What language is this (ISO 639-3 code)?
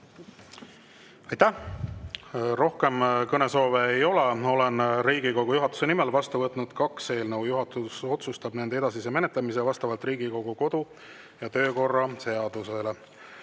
est